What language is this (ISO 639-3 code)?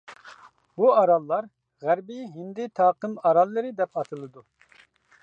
uig